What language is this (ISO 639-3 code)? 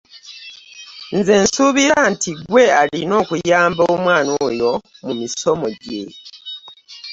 lug